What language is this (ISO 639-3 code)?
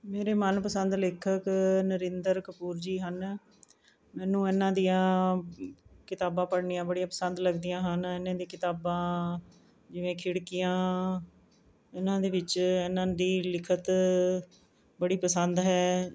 pan